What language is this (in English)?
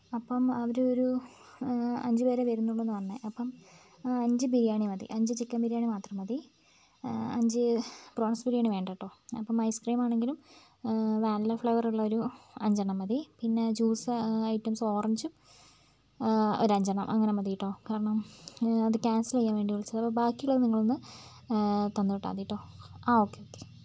Malayalam